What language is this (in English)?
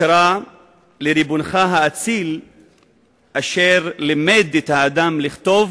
Hebrew